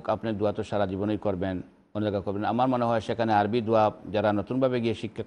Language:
Arabic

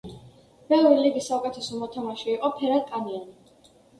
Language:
Georgian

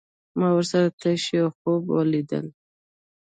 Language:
Pashto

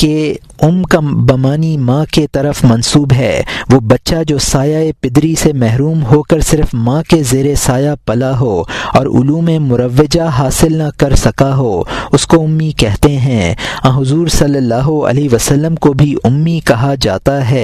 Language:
Urdu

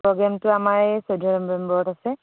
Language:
Assamese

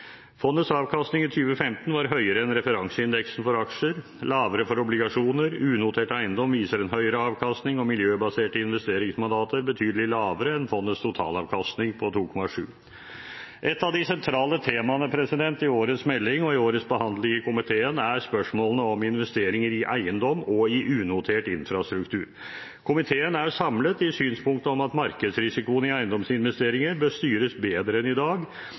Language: Norwegian Bokmål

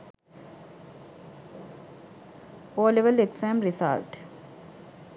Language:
Sinhala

